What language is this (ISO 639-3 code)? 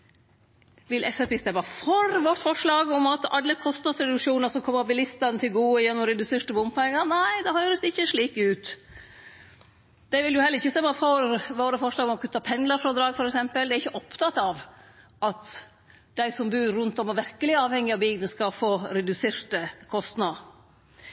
nno